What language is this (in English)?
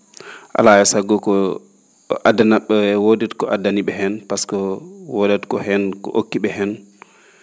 Fula